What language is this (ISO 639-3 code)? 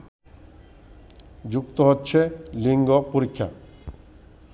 ben